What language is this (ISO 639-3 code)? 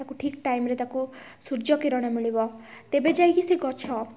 ori